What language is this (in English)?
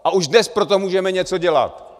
Czech